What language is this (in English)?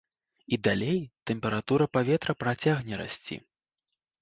Belarusian